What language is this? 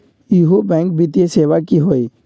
Magahi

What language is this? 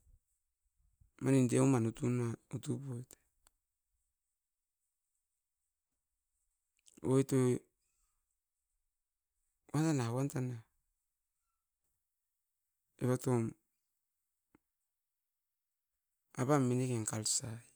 Askopan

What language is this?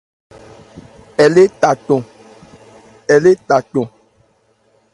Ebrié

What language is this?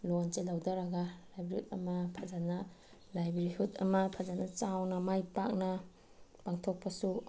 Manipuri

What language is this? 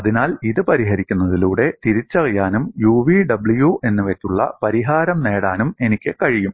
Malayalam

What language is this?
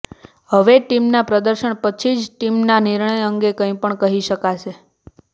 Gujarati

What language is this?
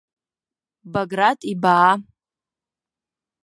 Abkhazian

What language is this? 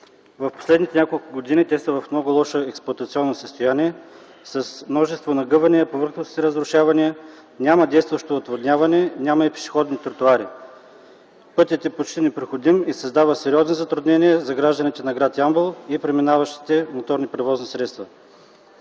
Bulgarian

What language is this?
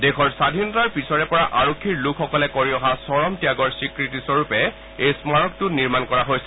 Assamese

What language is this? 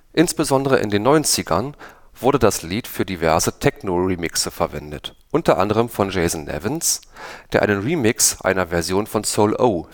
German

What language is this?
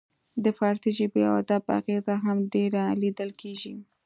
Pashto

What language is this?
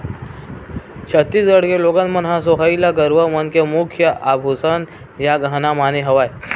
Chhattisgarhi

